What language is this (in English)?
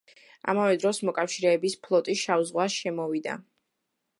Georgian